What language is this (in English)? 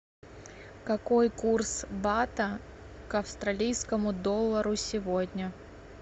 Russian